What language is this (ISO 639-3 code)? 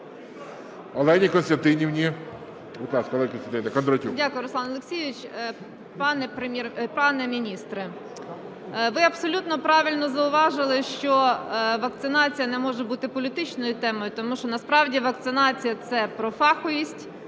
ukr